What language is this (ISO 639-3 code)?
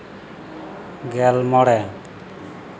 sat